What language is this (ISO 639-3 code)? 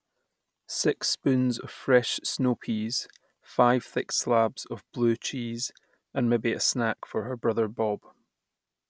eng